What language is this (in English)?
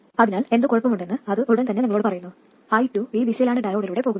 Malayalam